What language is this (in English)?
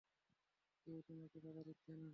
Bangla